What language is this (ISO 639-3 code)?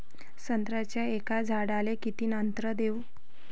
mar